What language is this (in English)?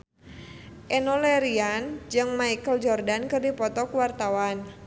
Sundanese